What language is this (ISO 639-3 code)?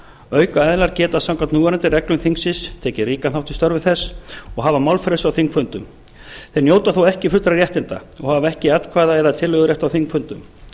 isl